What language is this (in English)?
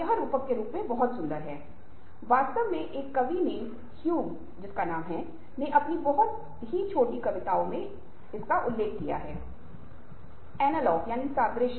Hindi